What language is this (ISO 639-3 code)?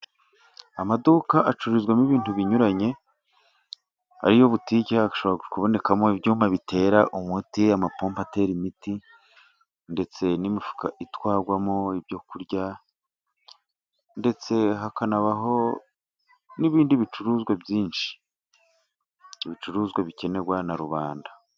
kin